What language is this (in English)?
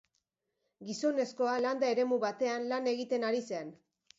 Basque